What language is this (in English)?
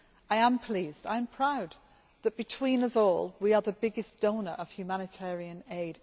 English